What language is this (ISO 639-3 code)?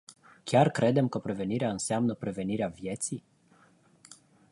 ron